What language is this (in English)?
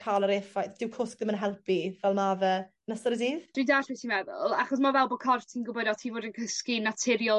Welsh